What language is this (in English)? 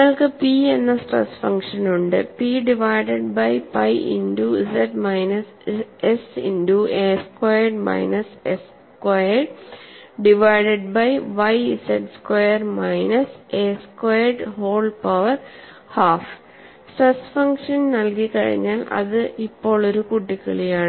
Malayalam